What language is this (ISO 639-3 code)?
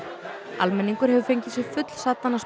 isl